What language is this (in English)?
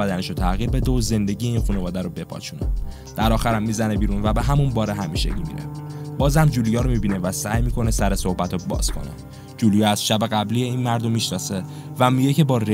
Persian